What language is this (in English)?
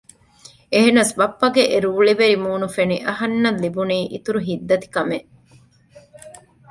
Divehi